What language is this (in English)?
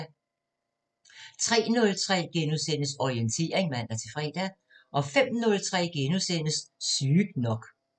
Danish